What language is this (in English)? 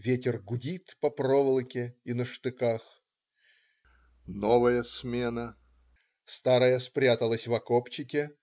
Russian